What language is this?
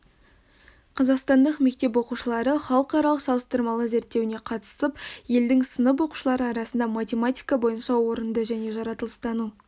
Kazakh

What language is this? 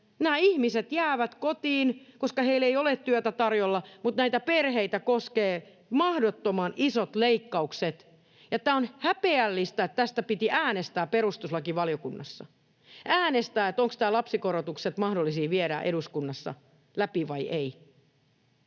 Finnish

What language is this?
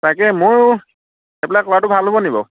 Assamese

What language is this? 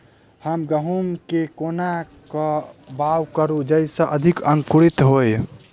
Maithili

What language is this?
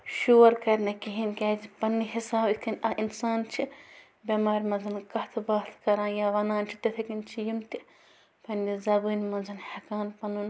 Kashmiri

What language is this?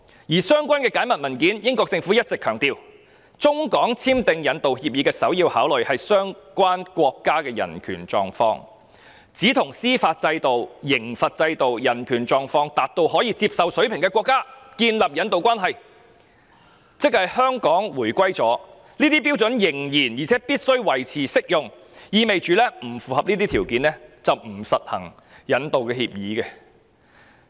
Cantonese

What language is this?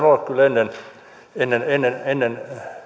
Finnish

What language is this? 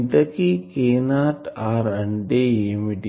Telugu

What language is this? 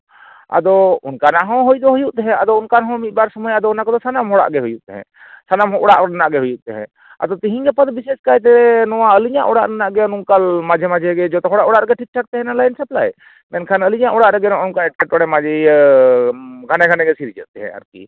Santali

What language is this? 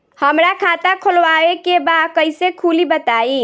Bhojpuri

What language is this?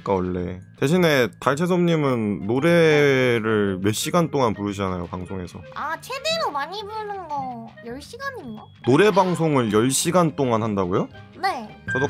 Korean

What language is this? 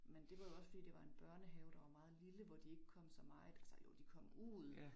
Danish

